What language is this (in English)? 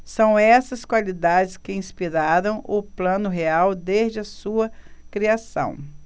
Portuguese